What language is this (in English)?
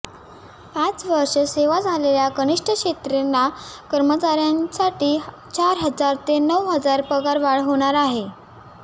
Marathi